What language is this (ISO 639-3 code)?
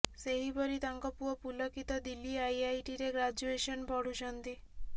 ori